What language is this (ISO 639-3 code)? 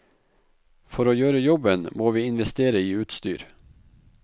nor